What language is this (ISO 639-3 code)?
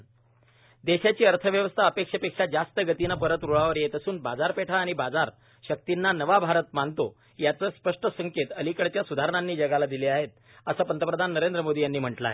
mar